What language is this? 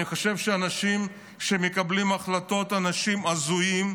Hebrew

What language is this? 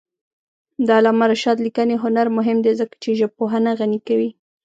Pashto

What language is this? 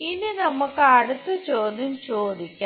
Malayalam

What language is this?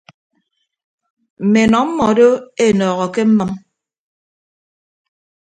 Ibibio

